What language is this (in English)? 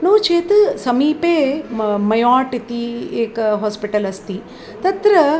Sanskrit